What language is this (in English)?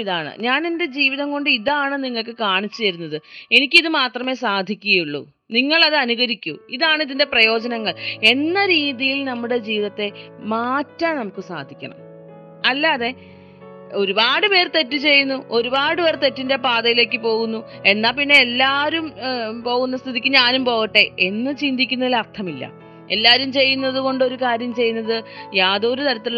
Malayalam